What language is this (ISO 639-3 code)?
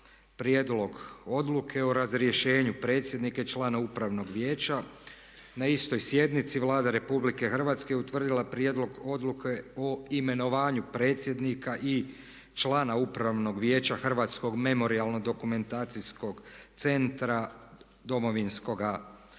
hrv